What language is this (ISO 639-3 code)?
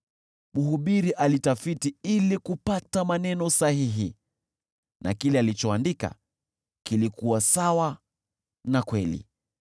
swa